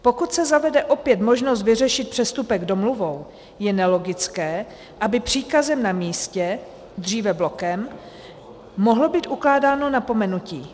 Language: Czech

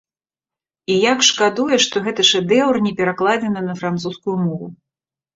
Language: Belarusian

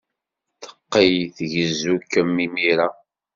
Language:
Kabyle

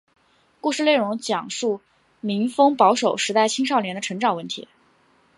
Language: Chinese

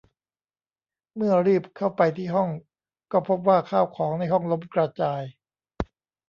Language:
Thai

